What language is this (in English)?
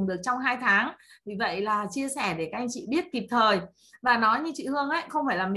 Vietnamese